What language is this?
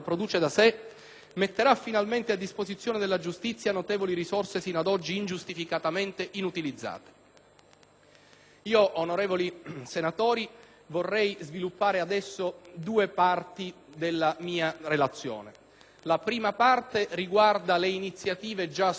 Italian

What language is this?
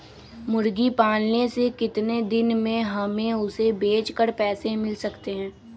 Magahi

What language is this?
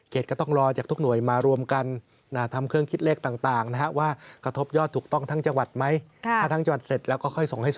Thai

